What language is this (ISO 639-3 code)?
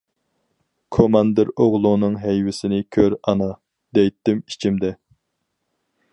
uig